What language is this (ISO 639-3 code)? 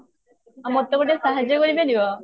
ori